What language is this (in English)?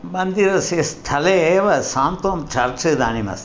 Sanskrit